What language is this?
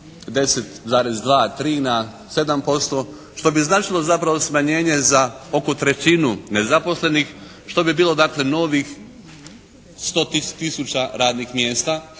Croatian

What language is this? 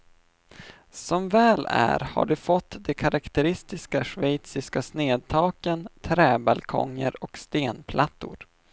Swedish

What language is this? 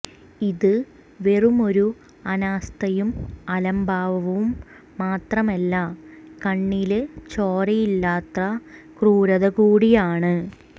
Malayalam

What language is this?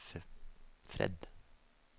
Norwegian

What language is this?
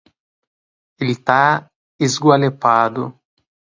Portuguese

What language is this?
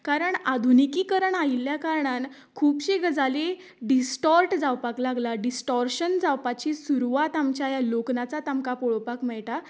Konkani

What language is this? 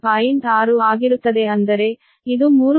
Kannada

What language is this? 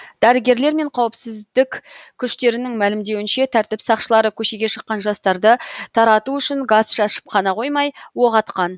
Kazakh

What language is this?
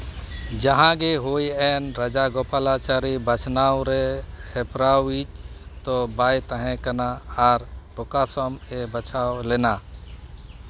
Santali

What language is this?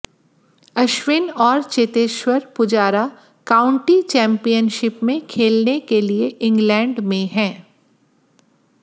Hindi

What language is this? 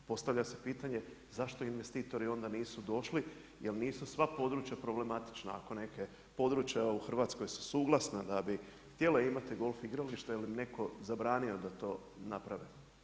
Croatian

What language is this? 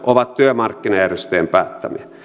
Finnish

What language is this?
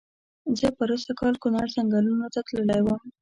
Pashto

